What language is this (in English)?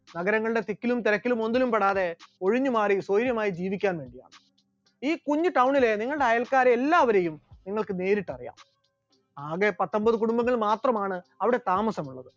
Malayalam